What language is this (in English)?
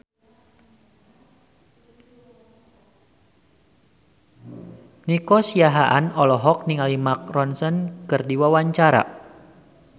Sundanese